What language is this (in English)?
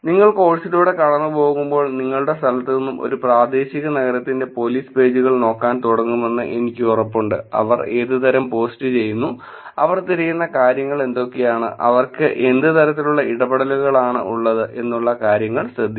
Malayalam